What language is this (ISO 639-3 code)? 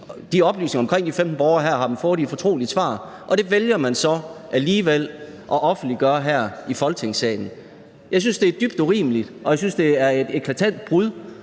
dan